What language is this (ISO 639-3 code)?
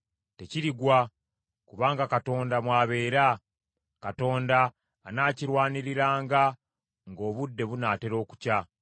lug